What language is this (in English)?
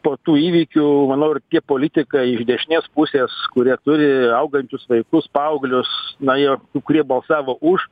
Lithuanian